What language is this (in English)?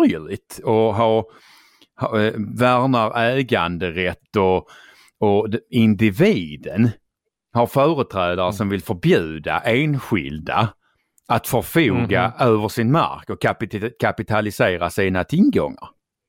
Swedish